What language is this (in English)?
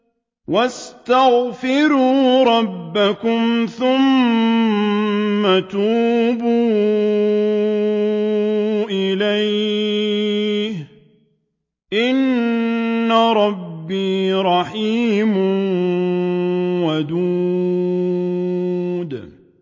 Arabic